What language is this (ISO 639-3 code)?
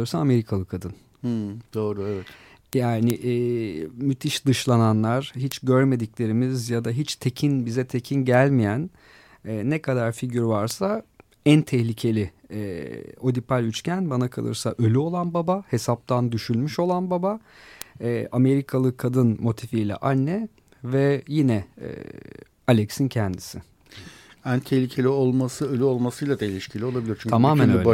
tur